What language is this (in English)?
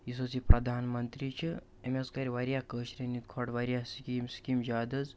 Kashmiri